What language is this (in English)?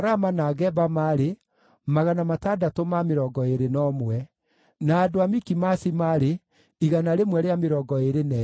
Kikuyu